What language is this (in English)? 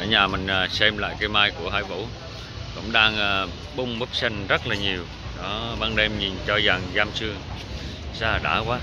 Vietnamese